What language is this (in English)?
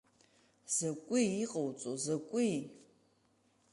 Abkhazian